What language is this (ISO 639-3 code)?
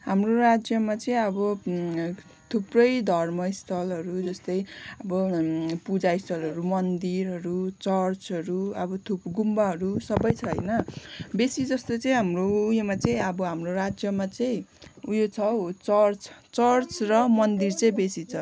nep